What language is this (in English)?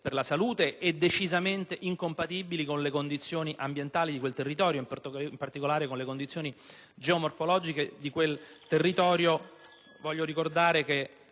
Italian